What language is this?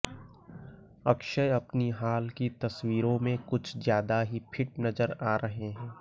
Hindi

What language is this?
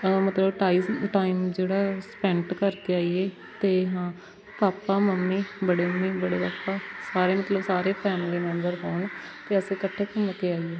Punjabi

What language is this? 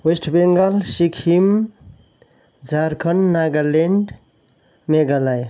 Nepali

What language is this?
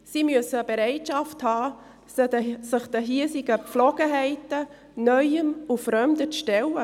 Swiss German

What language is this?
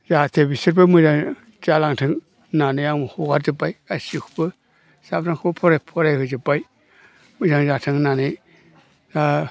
Bodo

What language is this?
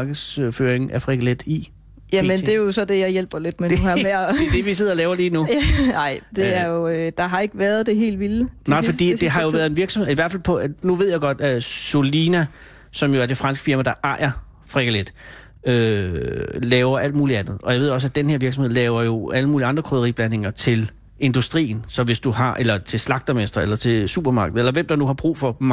Danish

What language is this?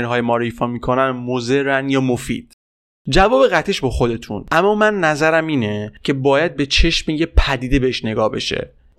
Persian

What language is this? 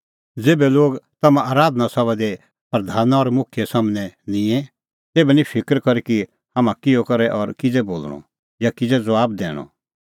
Kullu Pahari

